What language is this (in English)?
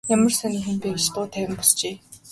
Mongolian